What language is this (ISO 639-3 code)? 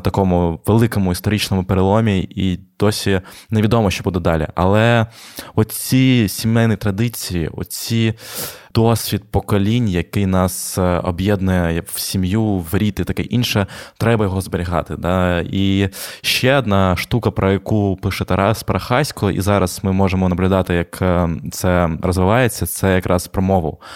ukr